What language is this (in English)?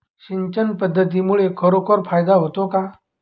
Marathi